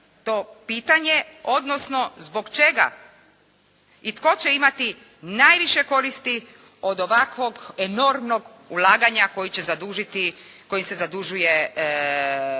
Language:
Croatian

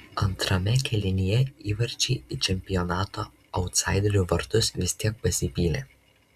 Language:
Lithuanian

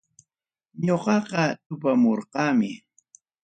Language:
Ayacucho Quechua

